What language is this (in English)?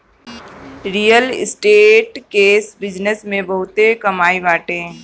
Bhojpuri